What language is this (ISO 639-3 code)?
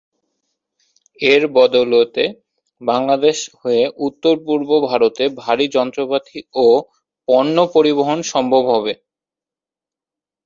ben